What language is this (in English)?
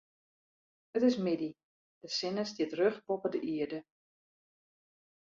Western Frisian